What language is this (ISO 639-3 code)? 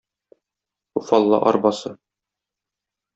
tat